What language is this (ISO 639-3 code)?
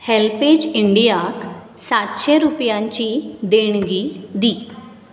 kok